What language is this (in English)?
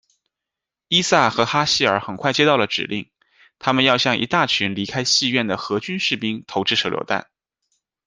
Chinese